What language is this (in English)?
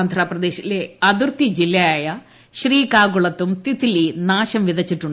Malayalam